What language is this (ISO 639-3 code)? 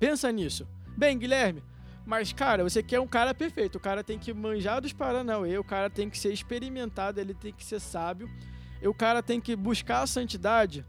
por